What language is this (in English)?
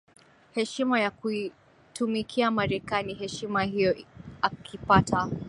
Swahili